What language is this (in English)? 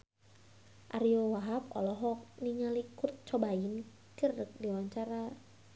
Sundanese